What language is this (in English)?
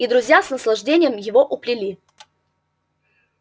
Russian